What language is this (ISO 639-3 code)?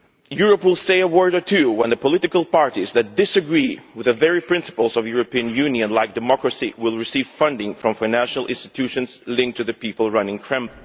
eng